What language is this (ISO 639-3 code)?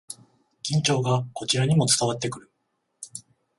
jpn